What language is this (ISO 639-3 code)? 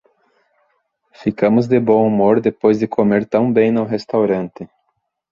por